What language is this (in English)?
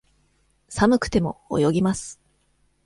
Japanese